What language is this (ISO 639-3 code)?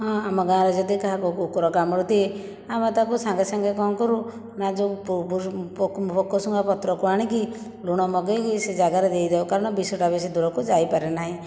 ori